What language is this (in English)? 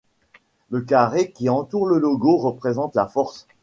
French